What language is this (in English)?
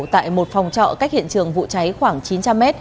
Vietnamese